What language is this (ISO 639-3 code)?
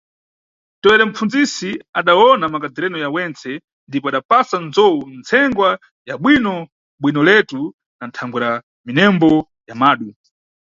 nyu